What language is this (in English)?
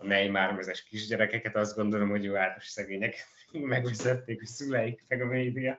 Hungarian